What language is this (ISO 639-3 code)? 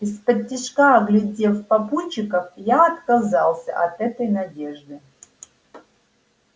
rus